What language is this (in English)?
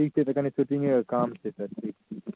Maithili